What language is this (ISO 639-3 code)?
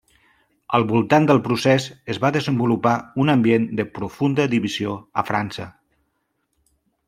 cat